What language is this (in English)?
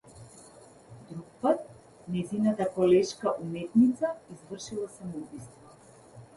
Macedonian